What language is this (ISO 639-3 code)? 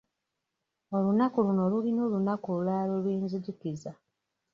lug